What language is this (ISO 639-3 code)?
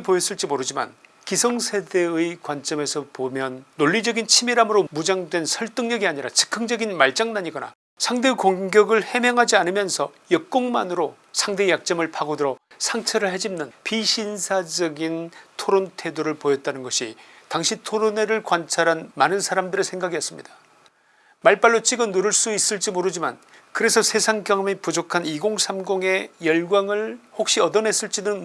kor